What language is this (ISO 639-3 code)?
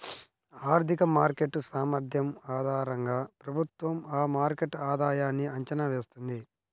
tel